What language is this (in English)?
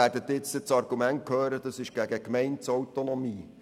Swiss German